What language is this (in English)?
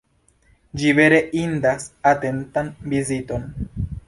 Esperanto